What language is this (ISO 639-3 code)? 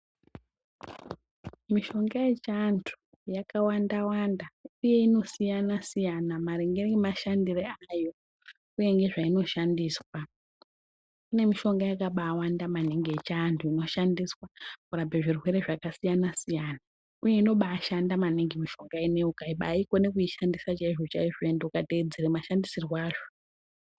ndc